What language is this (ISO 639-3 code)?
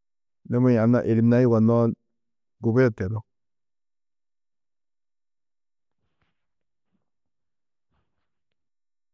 tuq